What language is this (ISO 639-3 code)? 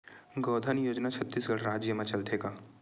hne